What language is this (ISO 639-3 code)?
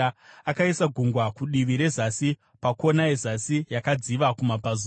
sna